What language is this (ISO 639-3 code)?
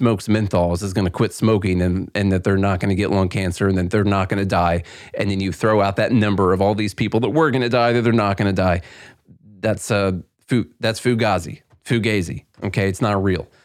eng